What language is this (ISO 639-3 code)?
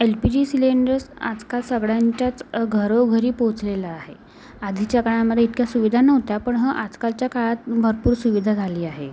mar